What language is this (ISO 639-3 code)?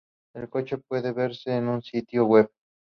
spa